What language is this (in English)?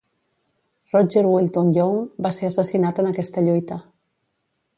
Catalan